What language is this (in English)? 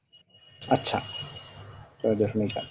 Bangla